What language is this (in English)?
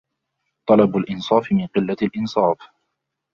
Arabic